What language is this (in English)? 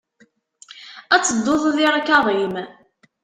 Kabyle